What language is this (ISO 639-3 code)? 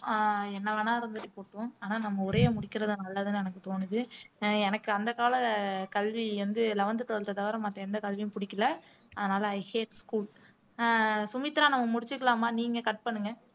tam